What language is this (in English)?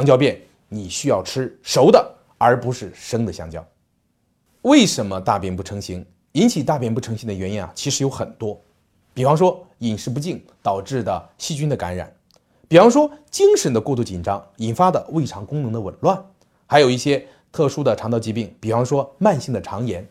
Chinese